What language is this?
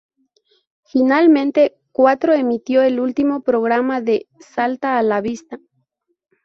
Spanish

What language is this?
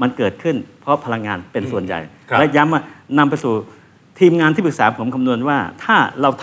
Thai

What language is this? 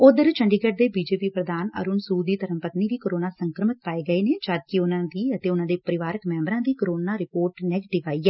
Punjabi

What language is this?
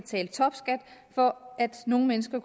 Danish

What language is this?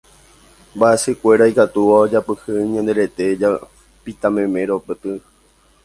Guarani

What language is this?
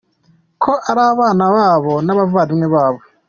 Kinyarwanda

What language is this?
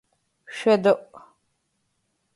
Adyghe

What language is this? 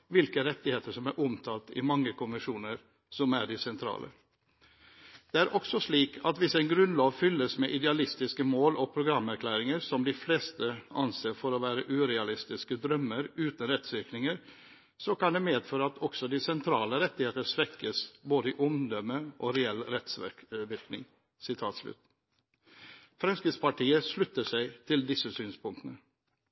Norwegian Bokmål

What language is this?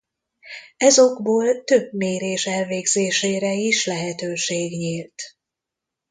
Hungarian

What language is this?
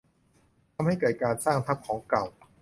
Thai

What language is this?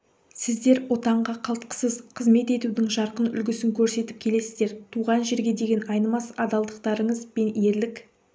Kazakh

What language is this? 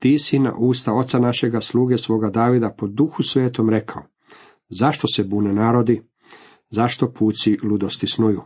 Croatian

